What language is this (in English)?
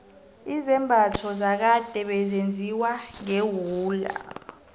South Ndebele